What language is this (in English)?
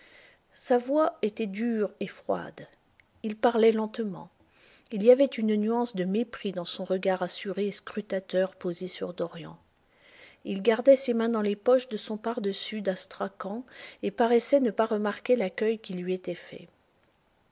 French